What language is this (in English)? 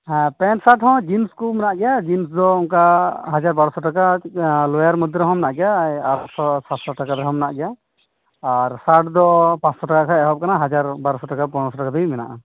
Santali